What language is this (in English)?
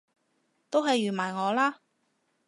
Cantonese